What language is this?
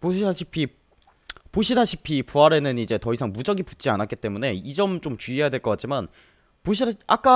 Korean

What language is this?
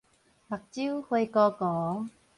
Min Nan Chinese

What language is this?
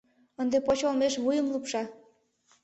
Mari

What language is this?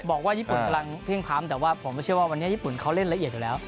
Thai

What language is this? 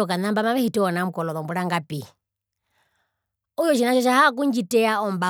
Herero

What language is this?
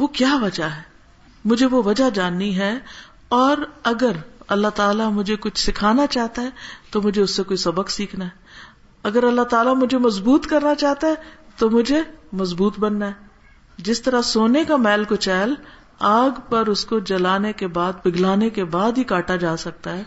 Urdu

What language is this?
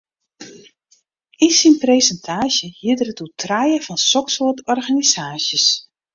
Western Frisian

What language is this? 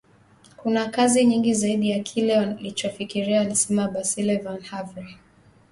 Swahili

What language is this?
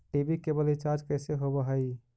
Magahi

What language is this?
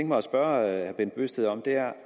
Danish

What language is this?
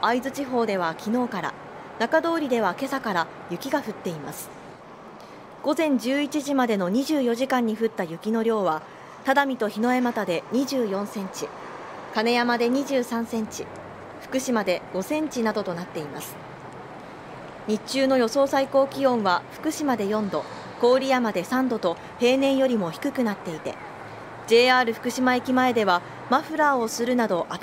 Japanese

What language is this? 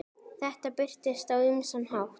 Icelandic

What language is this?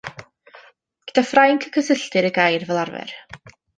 Welsh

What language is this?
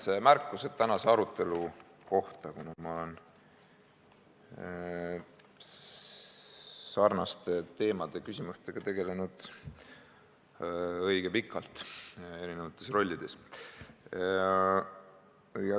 Estonian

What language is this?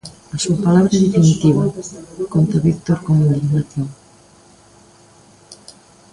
Galician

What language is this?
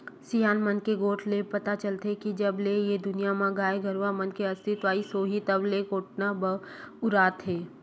Chhattisgarhi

